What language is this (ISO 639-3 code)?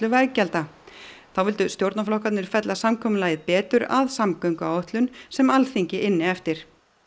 isl